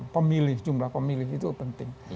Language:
Indonesian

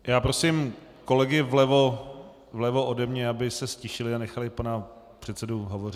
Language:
Czech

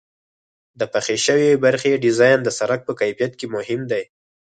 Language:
Pashto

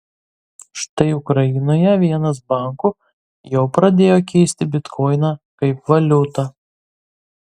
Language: Lithuanian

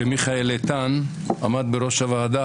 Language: Hebrew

